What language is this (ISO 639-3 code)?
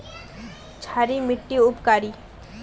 mag